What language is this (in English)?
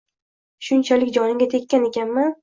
Uzbek